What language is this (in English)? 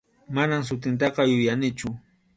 Arequipa-La Unión Quechua